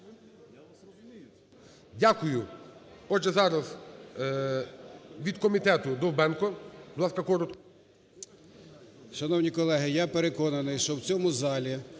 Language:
Ukrainian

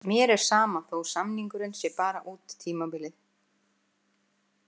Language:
Icelandic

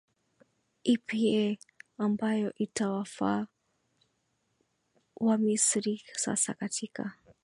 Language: Swahili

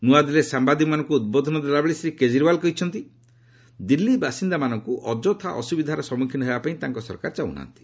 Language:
Odia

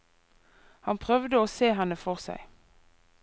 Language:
Norwegian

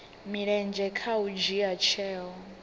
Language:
Venda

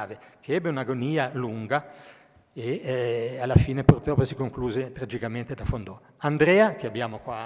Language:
Italian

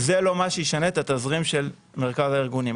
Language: Hebrew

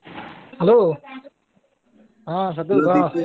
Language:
Odia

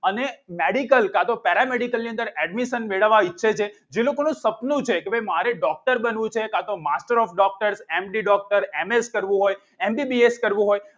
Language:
Gujarati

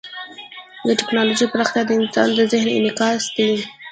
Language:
Pashto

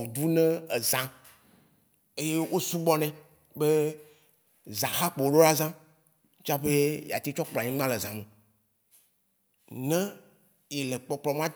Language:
Waci Gbe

